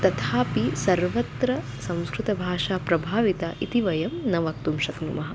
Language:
Sanskrit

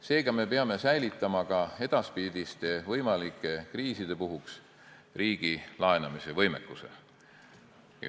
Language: Estonian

